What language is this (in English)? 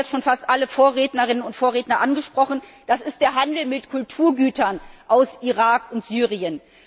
German